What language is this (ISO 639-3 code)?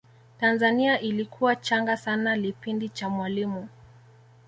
swa